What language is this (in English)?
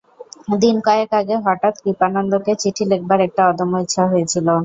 Bangla